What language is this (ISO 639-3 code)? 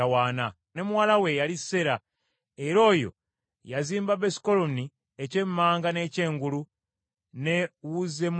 lug